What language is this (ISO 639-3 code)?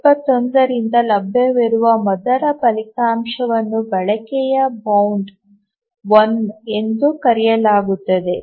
kan